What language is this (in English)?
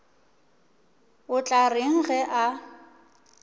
Northern Sotho